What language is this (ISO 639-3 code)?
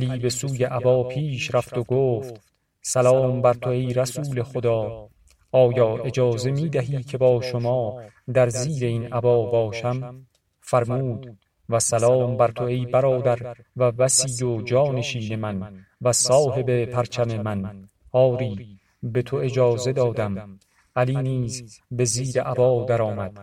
fas